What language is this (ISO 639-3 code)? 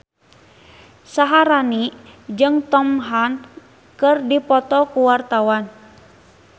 sun